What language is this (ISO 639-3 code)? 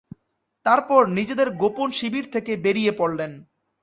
ben